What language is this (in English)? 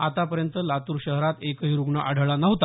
Marathi